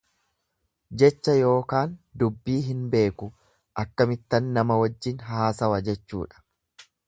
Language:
Oromo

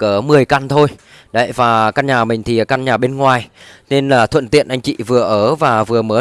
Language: Vietnamese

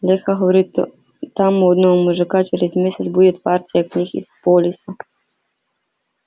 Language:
Russian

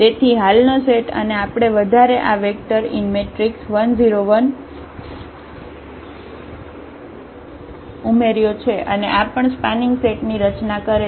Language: Gujarati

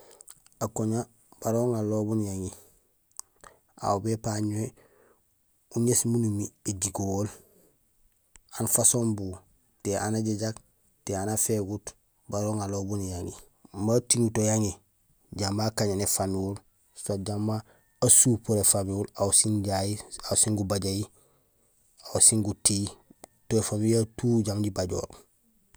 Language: Gusilay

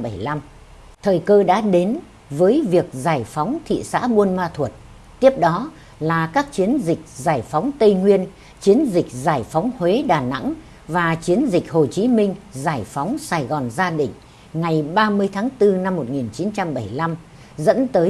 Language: Vietnamese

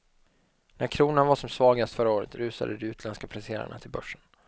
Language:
Swedish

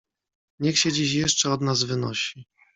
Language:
Polish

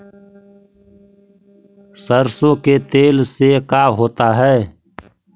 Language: Magahi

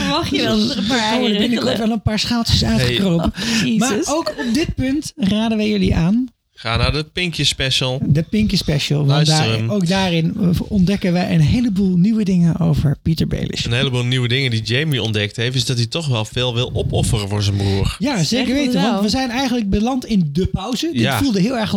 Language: Dutch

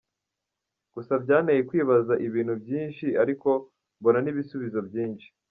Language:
Kinyarwanda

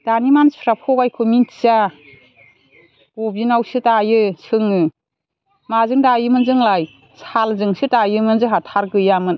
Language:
Bodo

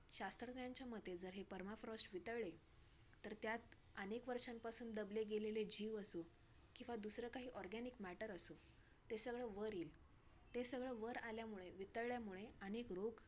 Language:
Marathi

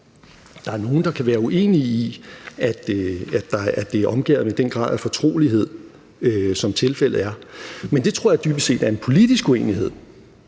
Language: Danish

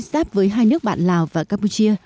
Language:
Vietnamese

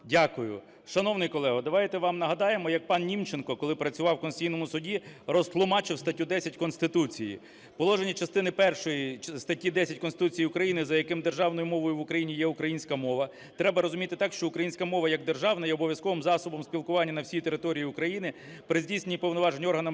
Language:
Ukrainian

